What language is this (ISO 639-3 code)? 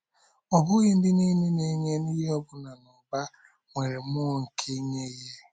ibo